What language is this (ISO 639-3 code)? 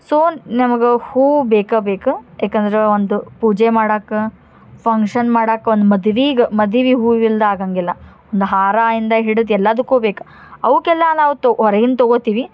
kan